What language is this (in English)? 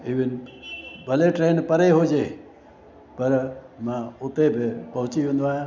Sindhi